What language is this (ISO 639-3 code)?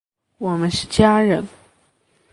zho